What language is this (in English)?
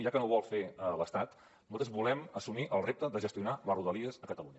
Catalan